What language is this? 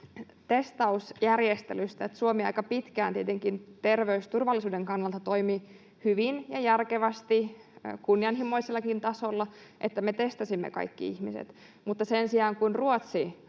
Finnish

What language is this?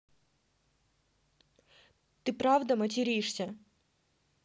Russian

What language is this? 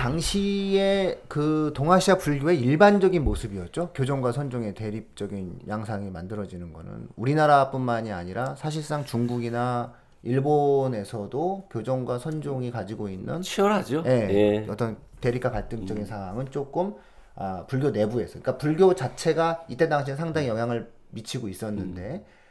Korean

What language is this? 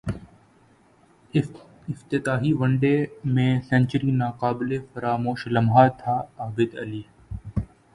Urdu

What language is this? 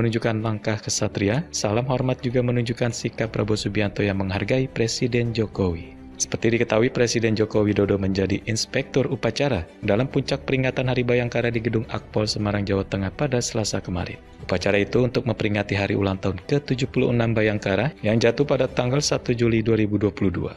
Indonesian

